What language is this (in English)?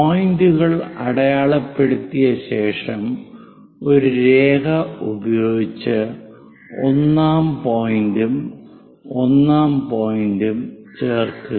Malayalam